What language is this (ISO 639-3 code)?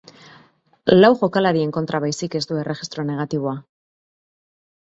eus